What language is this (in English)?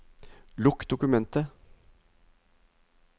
Norwegian